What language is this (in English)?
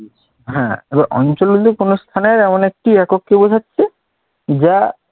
Bangla